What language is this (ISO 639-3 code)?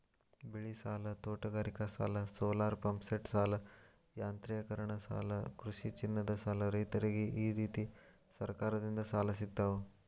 kan